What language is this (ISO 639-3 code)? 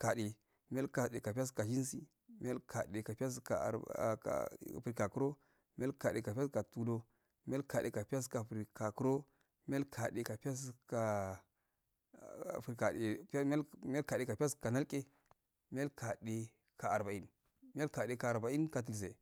aal